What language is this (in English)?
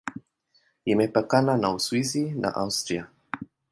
Swahili